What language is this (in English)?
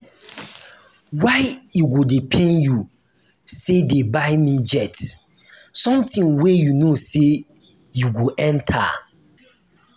Nigerian Pidgin